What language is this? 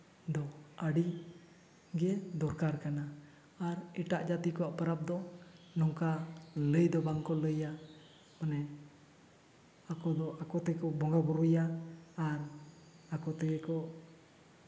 Santali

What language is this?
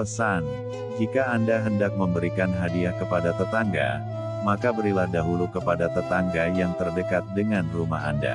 Indonesian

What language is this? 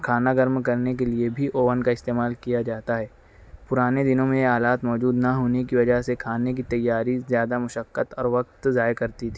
Urdu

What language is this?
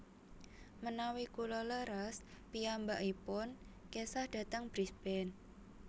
Javanese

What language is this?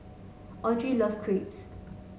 English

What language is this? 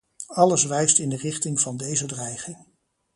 Dutch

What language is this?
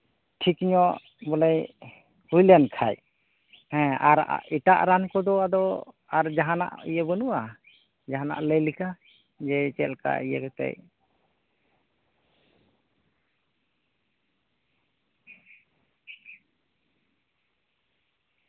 Santali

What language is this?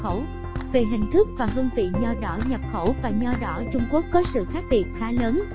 Vietnamese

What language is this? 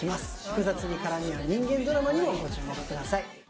Japanese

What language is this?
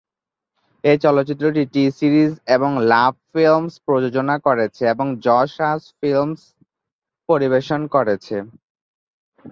Bangla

